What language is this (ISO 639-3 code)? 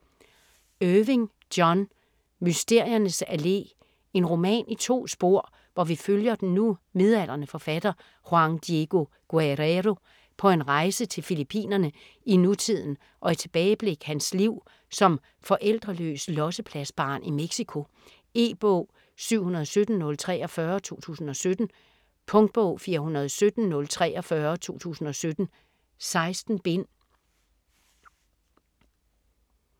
dan